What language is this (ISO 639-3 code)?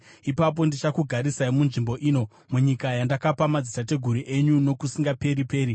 sna